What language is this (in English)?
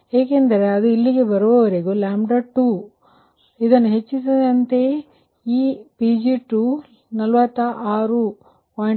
Kannada